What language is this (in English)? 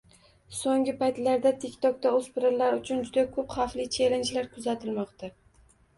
Uzbek